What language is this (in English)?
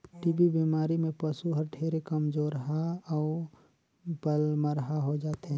Chhattisgarhi